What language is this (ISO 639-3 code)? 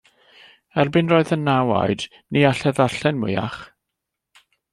cym